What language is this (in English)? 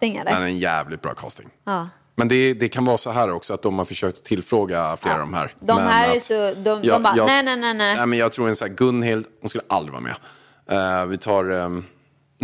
Swedish